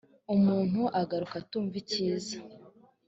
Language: Kinyarwanda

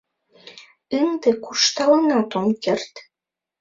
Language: Mari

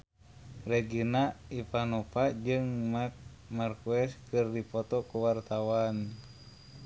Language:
Sundanese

